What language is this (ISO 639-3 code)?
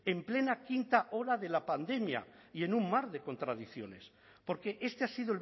spa